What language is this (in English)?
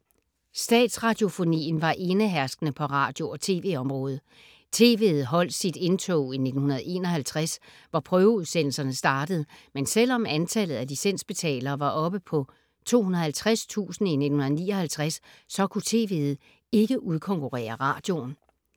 Danish